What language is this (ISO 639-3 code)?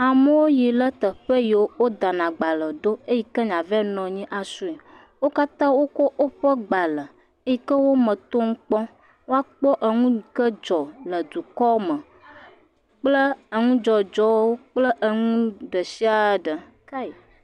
ewe